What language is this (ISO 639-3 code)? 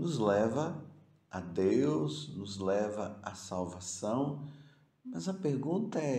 por